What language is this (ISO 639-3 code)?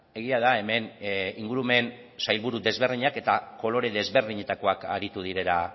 eus